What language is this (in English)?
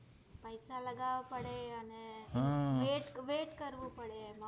Gujarati